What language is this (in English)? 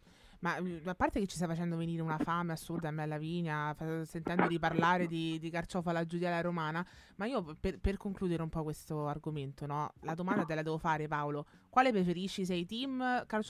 Italian